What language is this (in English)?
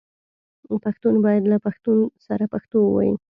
Pashto